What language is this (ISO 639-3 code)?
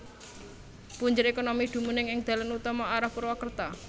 jav